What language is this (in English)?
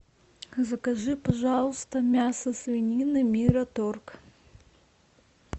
Russian